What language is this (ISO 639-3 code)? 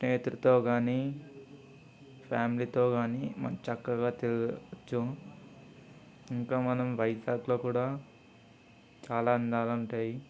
tel